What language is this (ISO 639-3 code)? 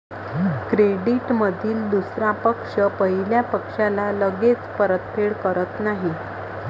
mar